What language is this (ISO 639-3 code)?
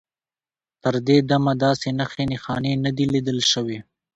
pus